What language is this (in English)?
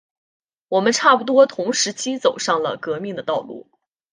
Chinese